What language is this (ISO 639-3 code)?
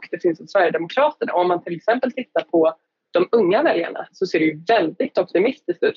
swe